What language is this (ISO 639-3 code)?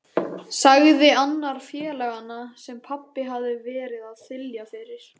isl